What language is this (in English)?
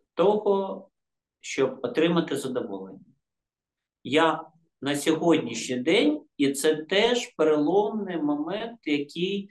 Ukrainian